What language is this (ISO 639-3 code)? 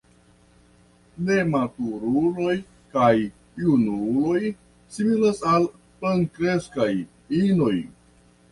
epo